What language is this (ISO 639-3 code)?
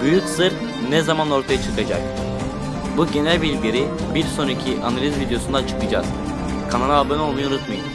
tur